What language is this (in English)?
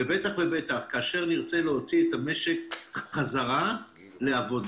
Hebrew